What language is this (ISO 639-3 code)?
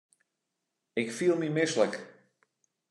fry